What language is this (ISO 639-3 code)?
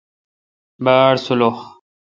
xka